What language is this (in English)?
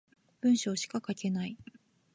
Japanese